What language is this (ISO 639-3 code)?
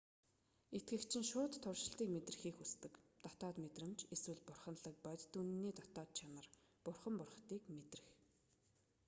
mon